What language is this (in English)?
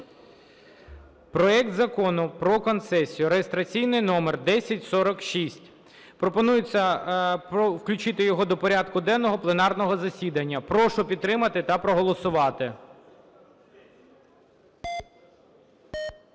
Ukrainian